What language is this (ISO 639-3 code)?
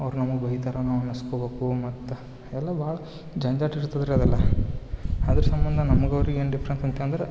kan